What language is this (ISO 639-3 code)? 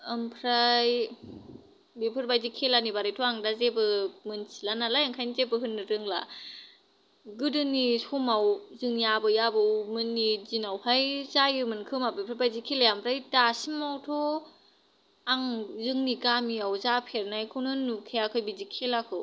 brx